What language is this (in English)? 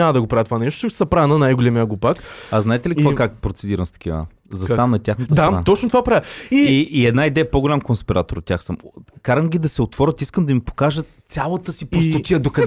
Bulgarian